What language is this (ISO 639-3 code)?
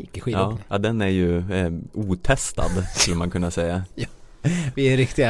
swe